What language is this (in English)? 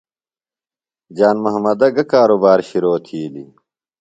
Phalura